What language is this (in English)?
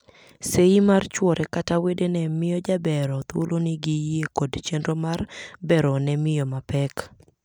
Luo (Kenya and Tanzania)